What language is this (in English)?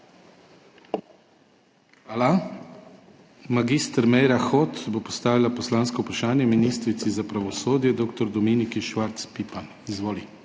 Slovenian